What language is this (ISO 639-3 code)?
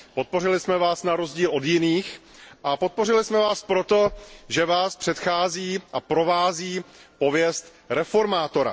ces